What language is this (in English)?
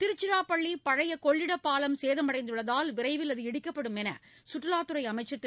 Tamil